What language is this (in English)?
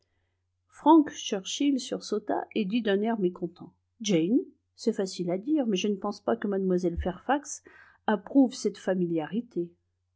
French